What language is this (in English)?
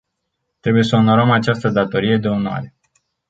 Romanian